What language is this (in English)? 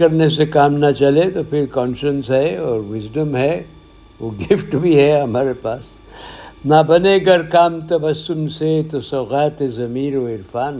Urdu